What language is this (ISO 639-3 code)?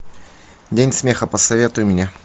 rus